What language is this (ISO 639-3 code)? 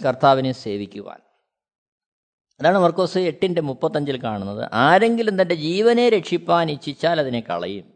mal